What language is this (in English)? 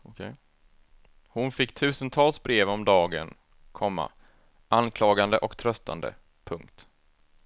Swedish